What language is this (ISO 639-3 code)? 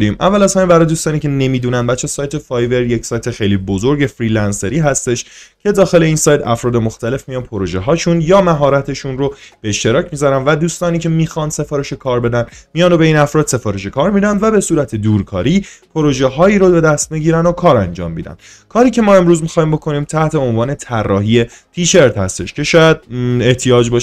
fas